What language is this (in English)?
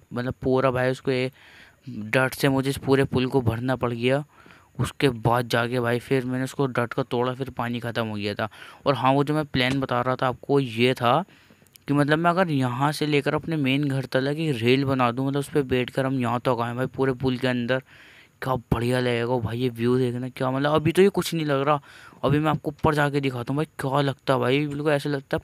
Hindi